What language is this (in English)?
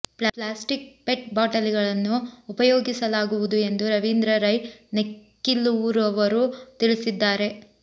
Kannada